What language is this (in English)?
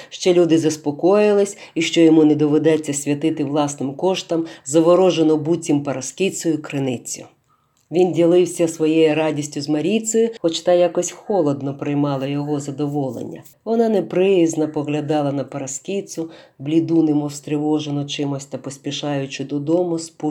Ukrainian